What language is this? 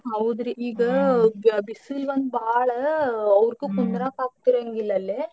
Kannada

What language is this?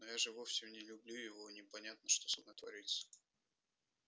Russian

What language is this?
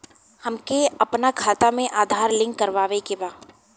Bhojpuri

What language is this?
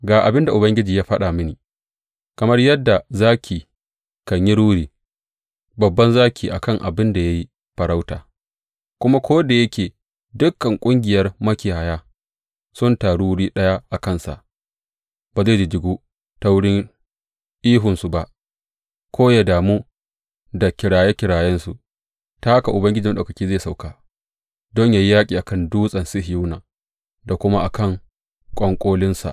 Hausa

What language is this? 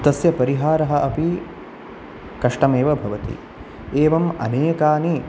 Sanskrit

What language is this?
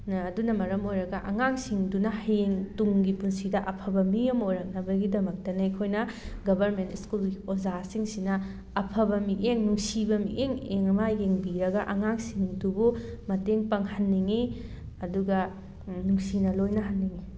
Manipuri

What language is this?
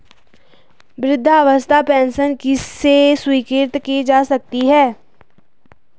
Hindi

